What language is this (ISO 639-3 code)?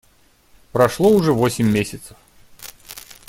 rus